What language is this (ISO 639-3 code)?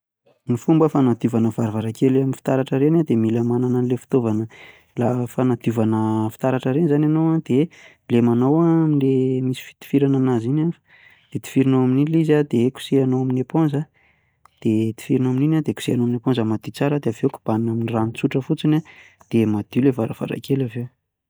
mlg